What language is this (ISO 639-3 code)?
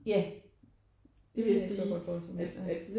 dan